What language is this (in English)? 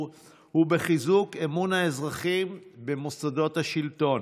Hebrew